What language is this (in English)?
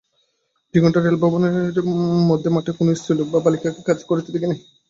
Bangla